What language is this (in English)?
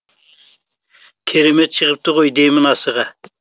Kazakh